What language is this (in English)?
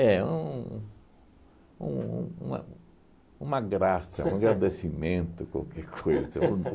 Portuguese